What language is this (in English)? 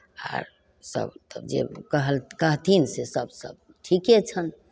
Maithili